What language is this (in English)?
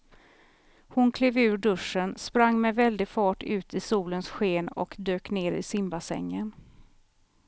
Swedish